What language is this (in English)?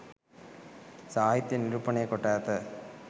Sinhala